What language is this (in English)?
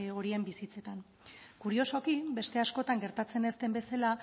Basque